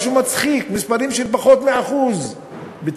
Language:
Hebrew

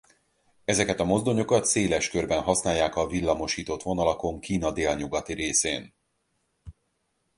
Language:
Hungarian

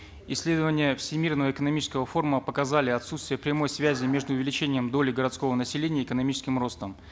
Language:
Kazakh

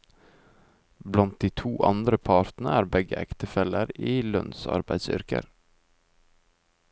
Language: Norwegian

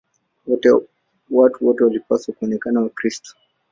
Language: Swahili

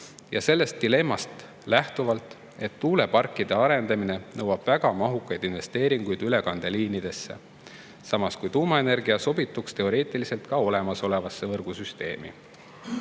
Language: Estonian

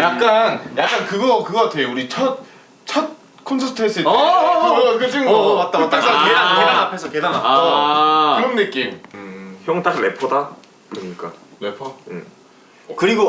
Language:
Korean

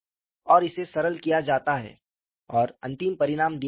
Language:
Hindi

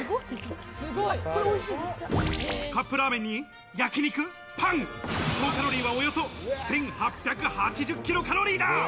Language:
Japanese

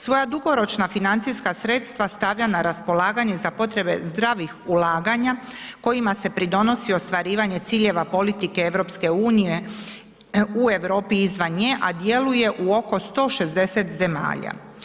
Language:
Croatian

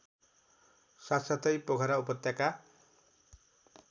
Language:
Nepali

